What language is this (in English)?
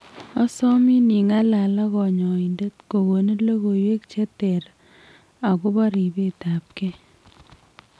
Kalenjin